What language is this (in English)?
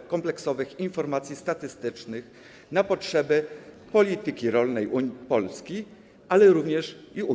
Polish